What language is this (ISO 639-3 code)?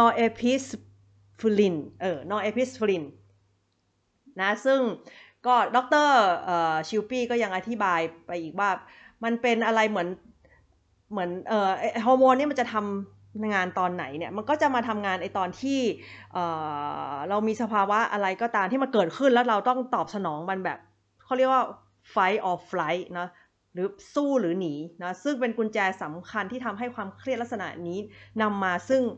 tha